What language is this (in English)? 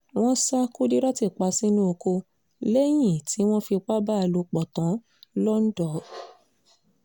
Yoruba